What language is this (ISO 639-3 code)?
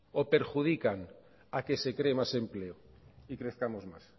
spa